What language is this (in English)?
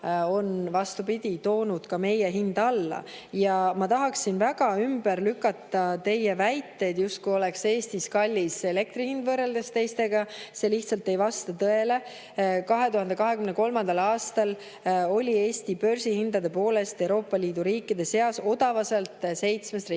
Estonian